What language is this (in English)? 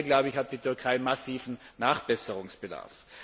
German